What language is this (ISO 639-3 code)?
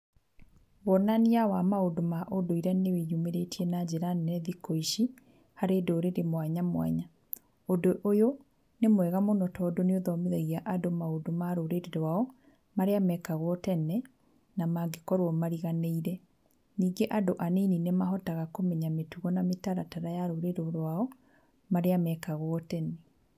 kik